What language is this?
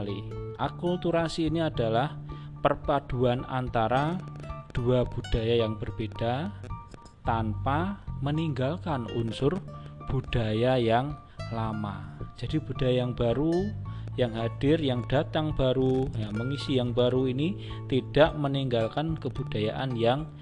Indonesian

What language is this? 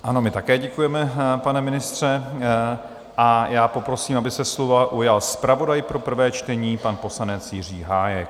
Czech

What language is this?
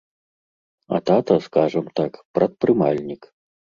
Belarusian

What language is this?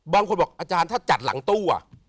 Thai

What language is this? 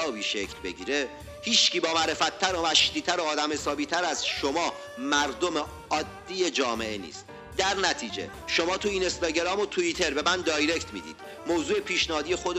Persian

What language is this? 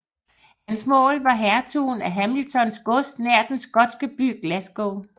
Danish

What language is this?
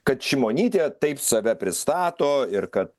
Lithuanian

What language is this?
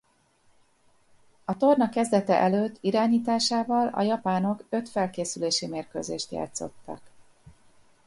Hungarian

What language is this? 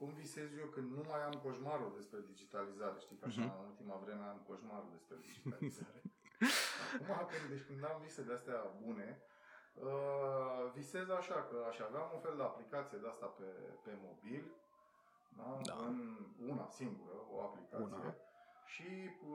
Romanian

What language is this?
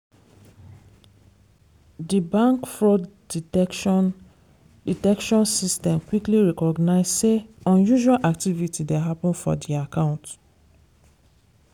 Nigerian Pidgin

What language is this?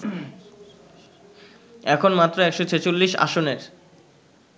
Bangla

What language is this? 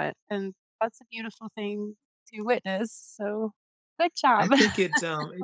English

